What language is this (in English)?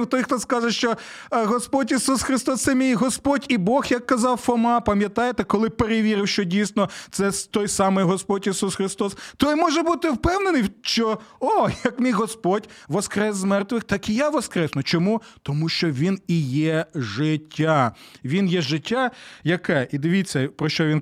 Ukrainian